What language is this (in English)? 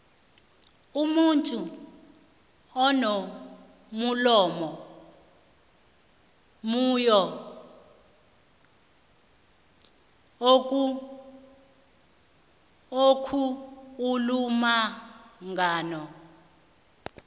South Ndebele